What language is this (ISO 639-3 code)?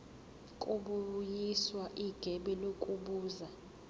zul